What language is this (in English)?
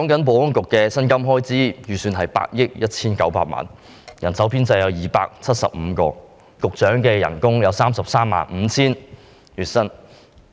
Cantonese